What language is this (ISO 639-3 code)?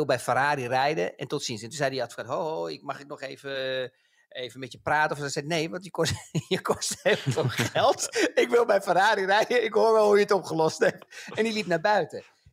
nld